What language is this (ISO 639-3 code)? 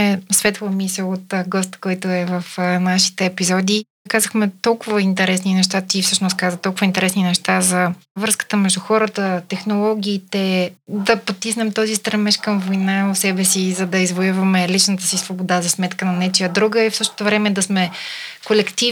bul